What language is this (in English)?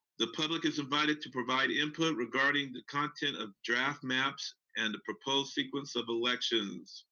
English